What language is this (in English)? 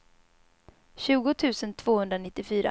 Swedish